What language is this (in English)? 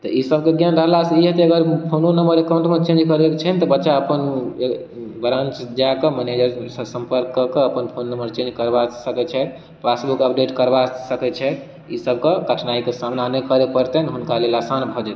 Maithili